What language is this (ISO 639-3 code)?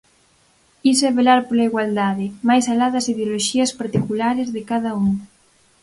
glg